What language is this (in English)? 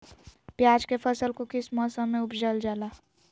Magahi